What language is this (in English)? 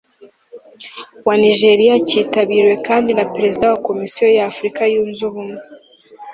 Kinyarwanda